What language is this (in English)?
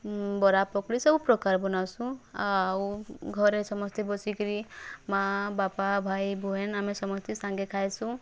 Odia